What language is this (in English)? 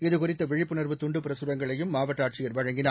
Tamil